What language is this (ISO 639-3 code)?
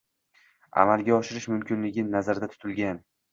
uzb